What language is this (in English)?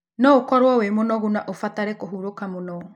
Kikuyu